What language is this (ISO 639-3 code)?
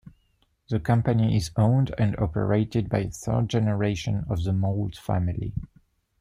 eng